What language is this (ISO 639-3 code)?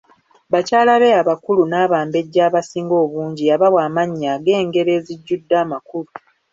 lug